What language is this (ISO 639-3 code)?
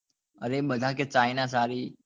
guj